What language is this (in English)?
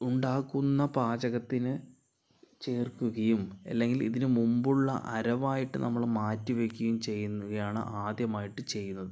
Malayalam